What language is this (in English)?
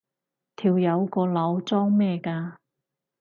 Cantonese